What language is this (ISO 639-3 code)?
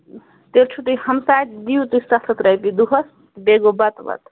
kas